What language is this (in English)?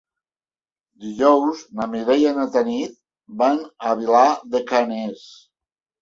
Catalan